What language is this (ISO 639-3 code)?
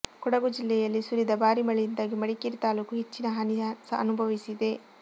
kan